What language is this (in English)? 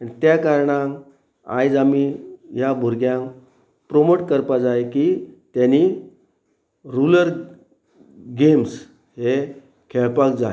Konkani